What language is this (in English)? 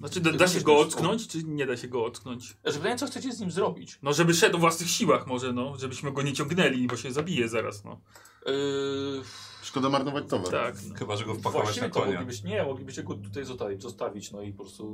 Polish